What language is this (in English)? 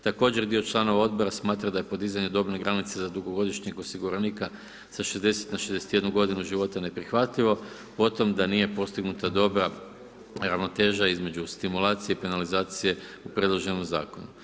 Croatian